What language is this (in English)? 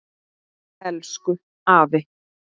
Icelandic